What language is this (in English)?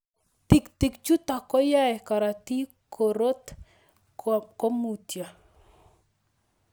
Kalenjin